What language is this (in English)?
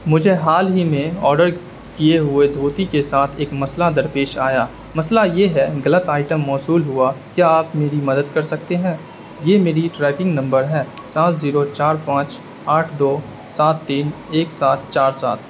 Urdu